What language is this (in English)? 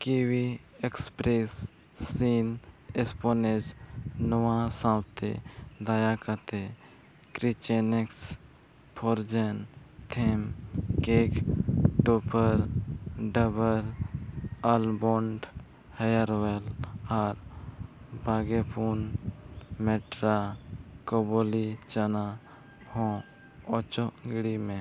Santali